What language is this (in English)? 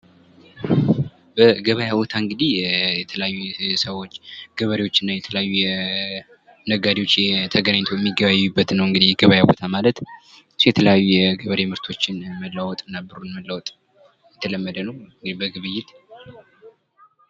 Amharic